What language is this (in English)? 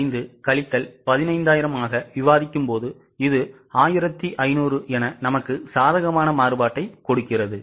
Tamil